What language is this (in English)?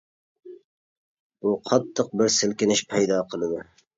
Uyghur